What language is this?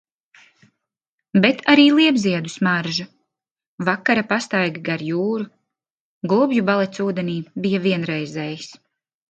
Latvian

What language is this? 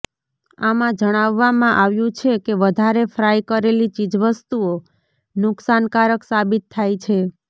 Gujarati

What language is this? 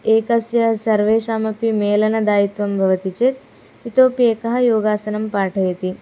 Sanskrit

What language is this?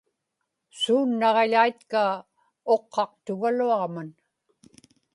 Inupiaq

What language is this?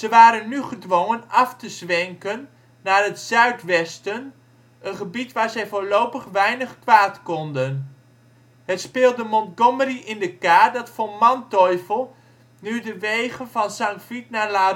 Dutch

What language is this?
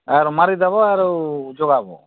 Odia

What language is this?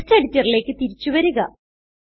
Malayalam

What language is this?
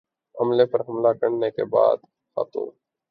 Urdu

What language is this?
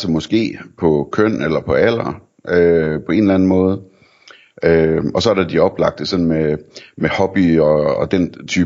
Danish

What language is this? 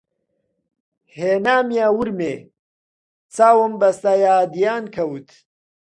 Central Kurdish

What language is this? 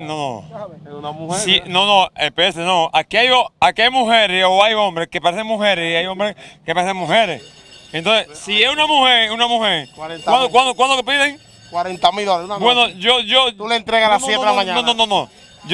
Spanish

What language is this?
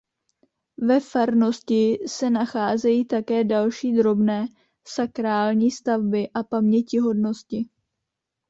Czech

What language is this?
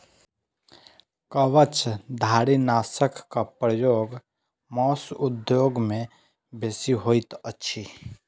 Maithili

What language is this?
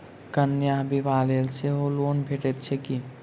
Maithili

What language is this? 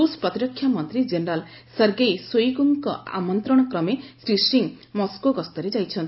Odia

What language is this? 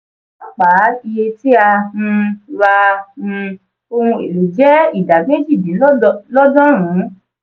Yoruba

